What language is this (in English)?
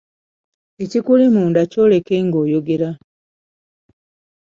Ganda